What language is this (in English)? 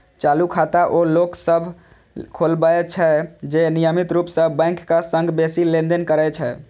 Maithili